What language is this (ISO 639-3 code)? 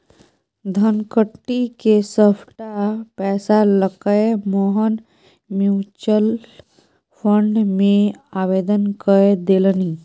mai